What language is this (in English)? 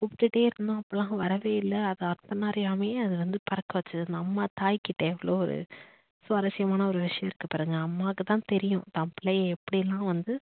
Tamil